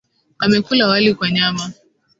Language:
Swahili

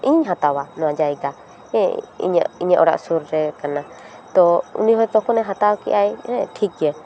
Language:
Santali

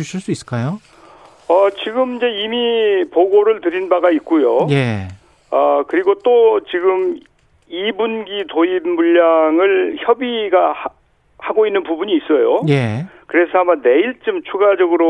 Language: Korean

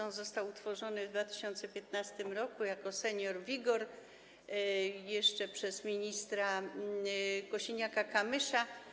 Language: Polish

